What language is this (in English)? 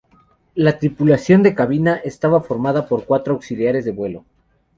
Spanish